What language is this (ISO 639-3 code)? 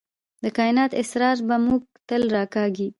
pus